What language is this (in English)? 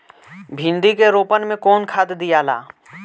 Bhojpuri